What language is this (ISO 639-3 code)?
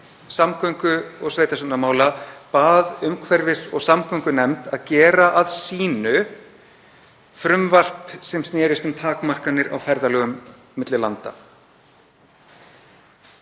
isl